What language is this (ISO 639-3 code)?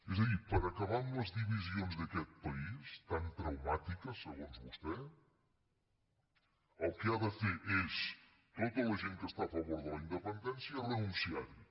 cat